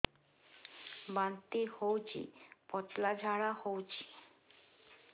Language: Odia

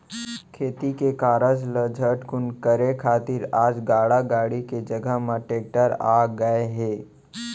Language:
Chhattisgarhi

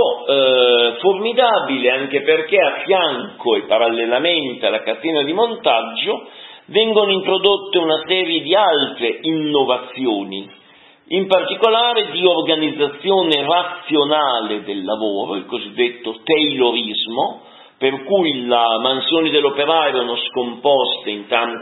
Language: Italian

